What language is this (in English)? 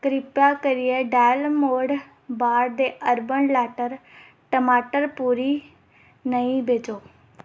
Dogri